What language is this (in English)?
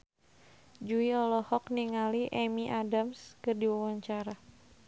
Sundanese